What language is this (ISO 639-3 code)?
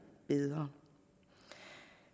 dan